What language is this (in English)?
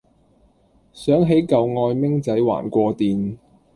Cantonese